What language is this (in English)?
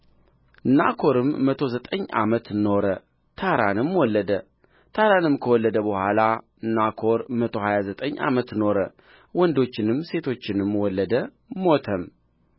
Amharic